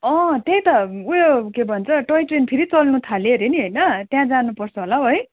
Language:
Nepali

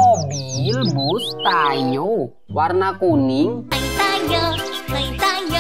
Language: Indonesian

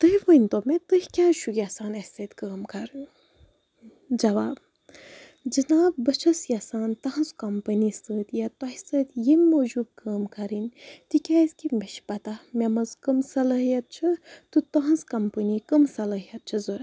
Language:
Kashmiri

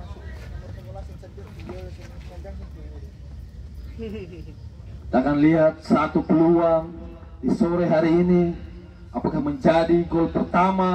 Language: Indonesian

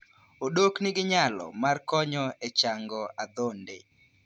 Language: Luo (Kenya and Tanzania)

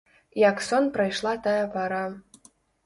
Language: Belarusian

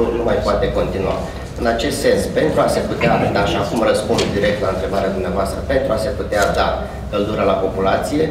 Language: Romanian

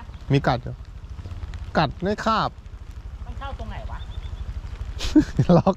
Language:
Thai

